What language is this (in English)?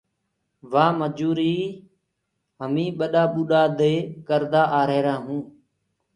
Gurgula